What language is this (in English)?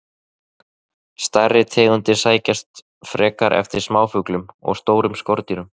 Icelandic